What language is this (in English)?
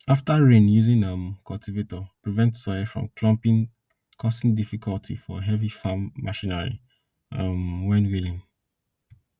Nigerian Pidgin